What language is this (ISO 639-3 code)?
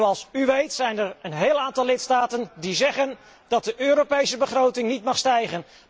nld